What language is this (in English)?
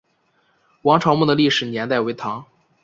Chinese